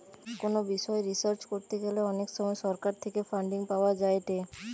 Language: Bangla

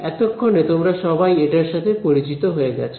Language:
Bangla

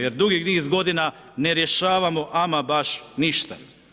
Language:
Croatian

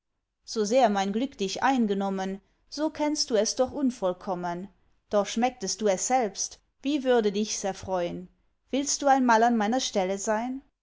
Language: German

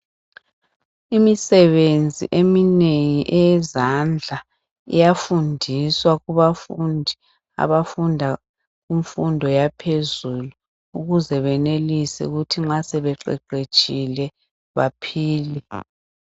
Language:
North Ndebele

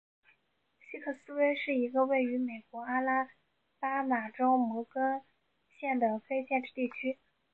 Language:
Chinese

